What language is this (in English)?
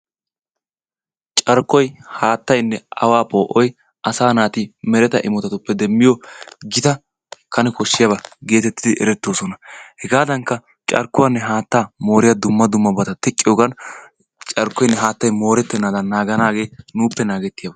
Wolaytta